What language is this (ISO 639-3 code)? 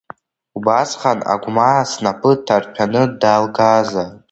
abk